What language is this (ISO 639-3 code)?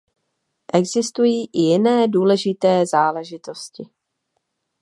ces